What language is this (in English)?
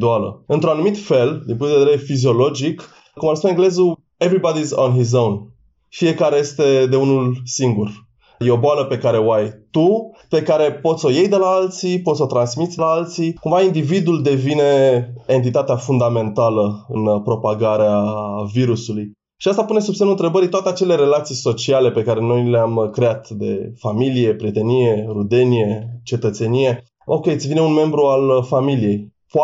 Romanian